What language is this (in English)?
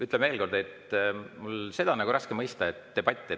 Estonian